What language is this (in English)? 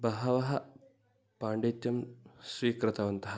Sanskrit